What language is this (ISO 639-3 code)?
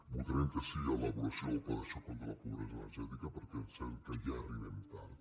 cat